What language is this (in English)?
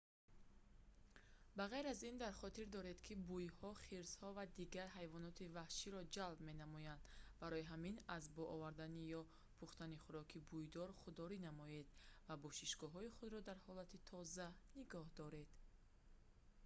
Tajik